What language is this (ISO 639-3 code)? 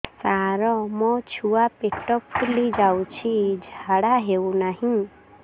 ori